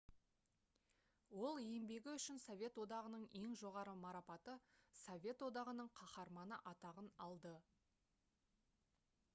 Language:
Kazakh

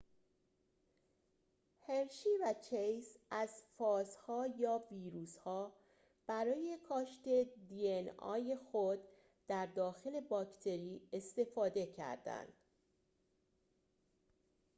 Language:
Persian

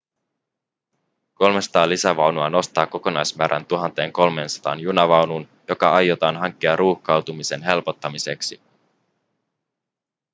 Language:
Finnish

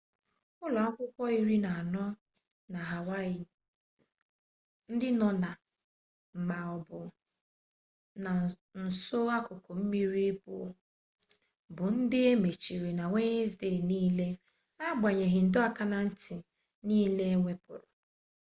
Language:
Igbo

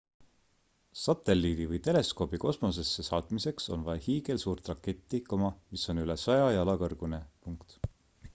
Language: Estonian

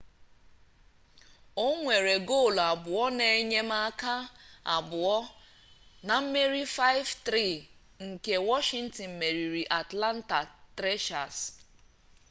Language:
Igbo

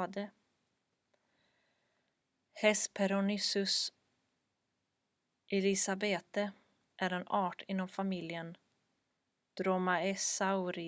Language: Swedish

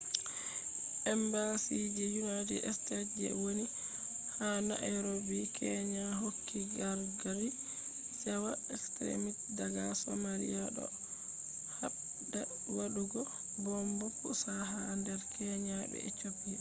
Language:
Fula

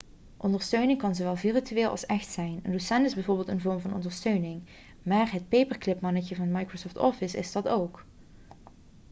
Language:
Dutch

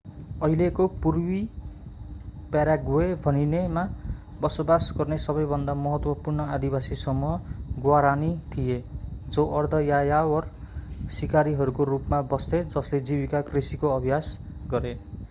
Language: Nepali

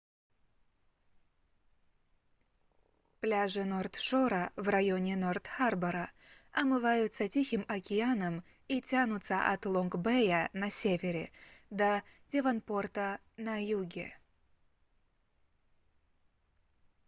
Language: Russian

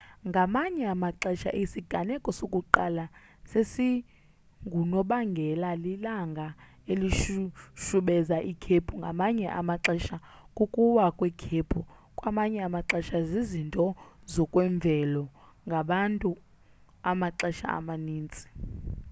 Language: Xhosa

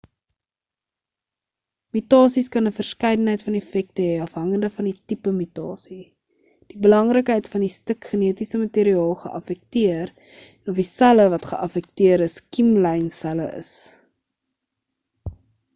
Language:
Afrikaans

